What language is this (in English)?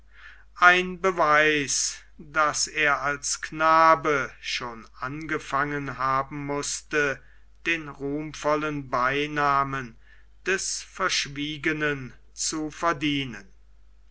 German